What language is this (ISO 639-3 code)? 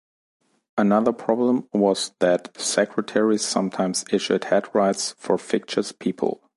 eng